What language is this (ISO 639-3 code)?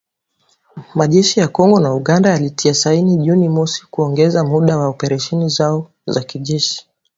swa